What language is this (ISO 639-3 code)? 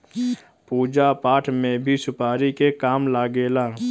bho